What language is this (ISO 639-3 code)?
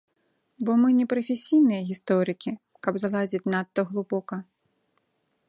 bel